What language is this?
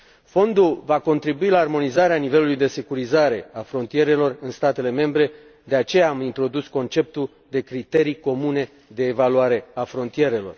Romanian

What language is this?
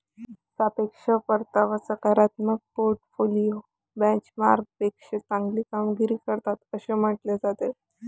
Marathi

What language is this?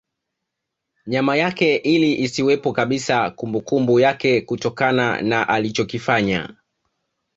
Swahili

